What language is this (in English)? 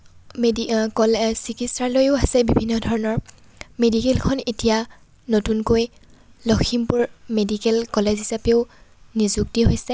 Assamese